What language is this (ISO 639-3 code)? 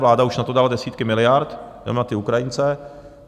ces